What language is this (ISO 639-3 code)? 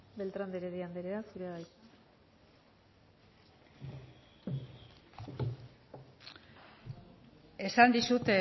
eus